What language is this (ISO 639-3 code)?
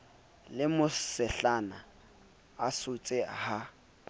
sot